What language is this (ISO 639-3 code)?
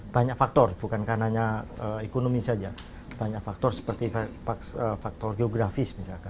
ind